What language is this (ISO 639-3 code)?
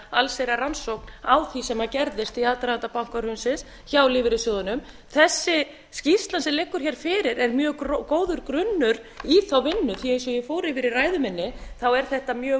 isl